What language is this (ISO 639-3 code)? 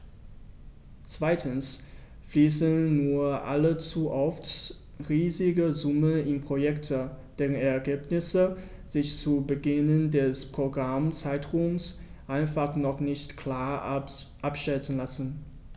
deu